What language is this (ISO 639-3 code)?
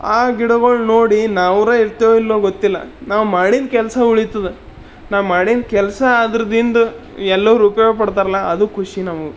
kan